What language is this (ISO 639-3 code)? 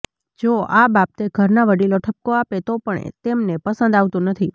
guj